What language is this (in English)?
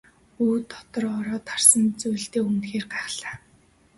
Mongolian